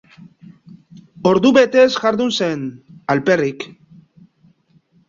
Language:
Basque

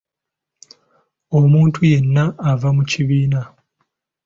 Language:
Ganda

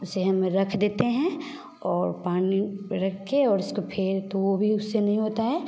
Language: Hindi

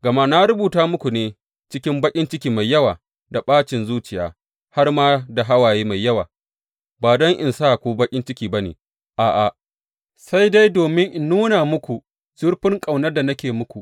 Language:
Hausa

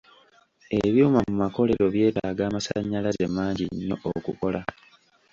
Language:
Ganda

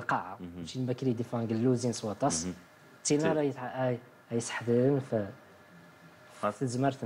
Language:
Arabic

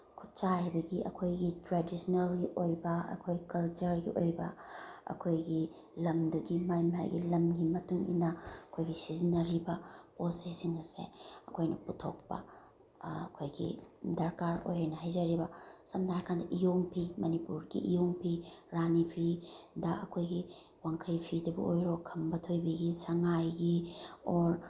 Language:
Manipuri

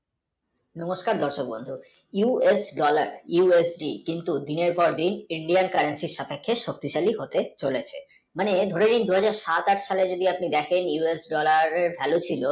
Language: Bangla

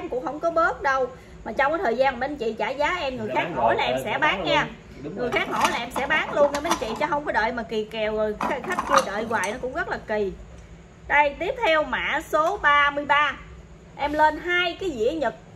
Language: Vietnamese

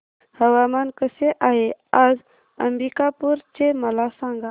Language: Marathi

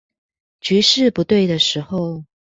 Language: Chinese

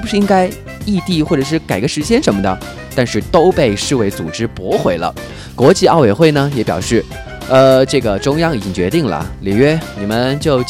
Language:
Chinese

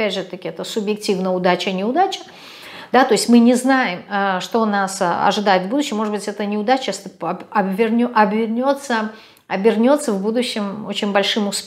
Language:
Russian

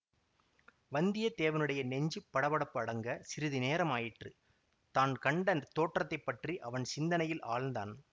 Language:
Tamil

